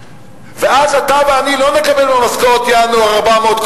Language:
Hebrew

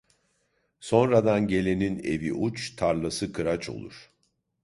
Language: Turkish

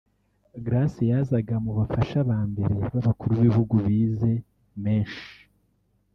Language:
Kinyarwanda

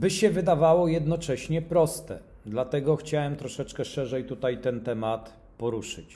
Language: Polish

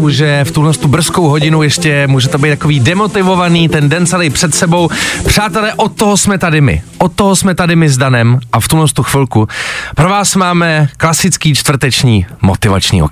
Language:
Czech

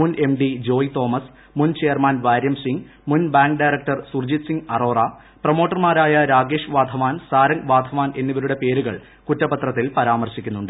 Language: Malayalam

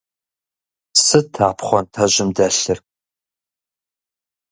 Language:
Kabardian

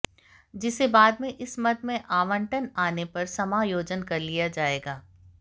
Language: Hindi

